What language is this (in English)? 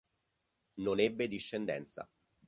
Italian